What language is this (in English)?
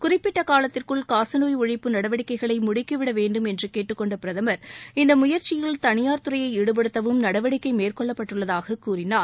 Tamil